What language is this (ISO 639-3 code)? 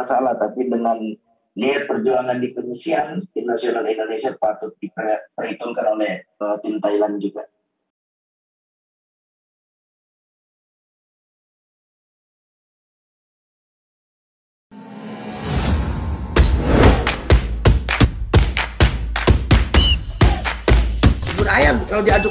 ind